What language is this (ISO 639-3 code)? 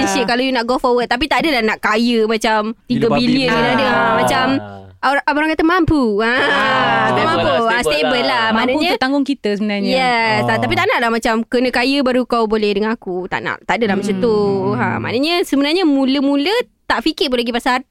msa